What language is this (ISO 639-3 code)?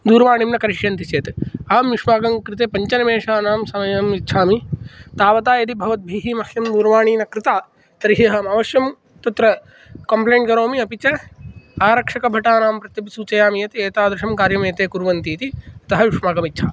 san